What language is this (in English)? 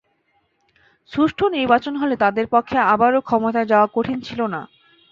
Bangla